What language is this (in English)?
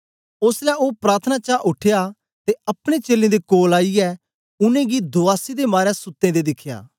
Dogri